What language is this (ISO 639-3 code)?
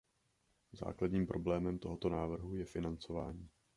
ces